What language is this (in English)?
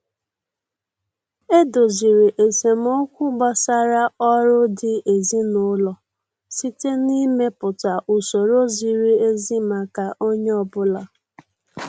Igbo